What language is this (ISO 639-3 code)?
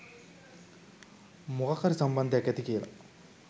sin